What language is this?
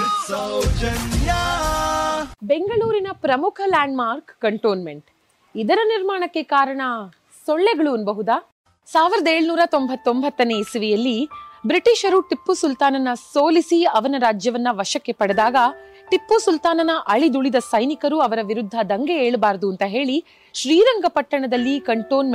Kannada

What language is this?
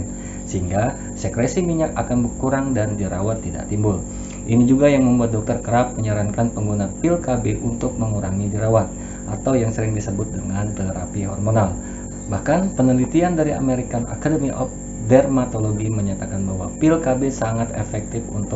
Indonesian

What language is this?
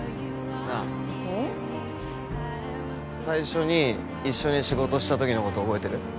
Japanese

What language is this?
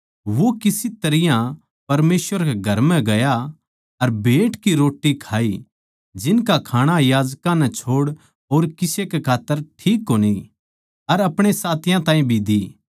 Haryanvi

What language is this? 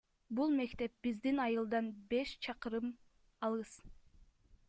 Kyrgyz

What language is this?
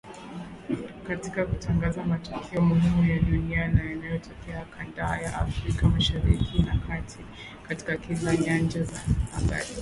Swahili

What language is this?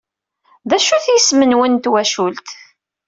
Kabyle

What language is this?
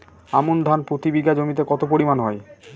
Bangla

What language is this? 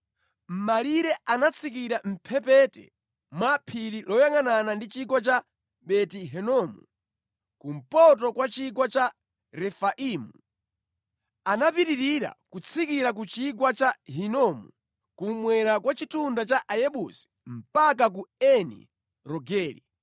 Nyanja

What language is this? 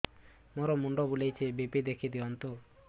Odia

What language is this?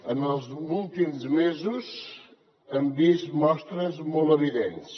Catalan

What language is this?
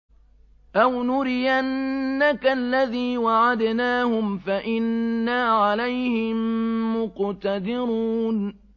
Arabic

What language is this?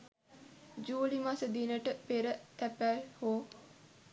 Sinhala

